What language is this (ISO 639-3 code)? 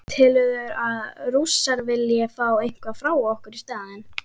isl